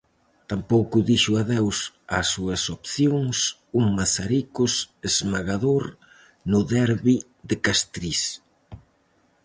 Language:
Galician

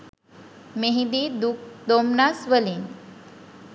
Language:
Sinhala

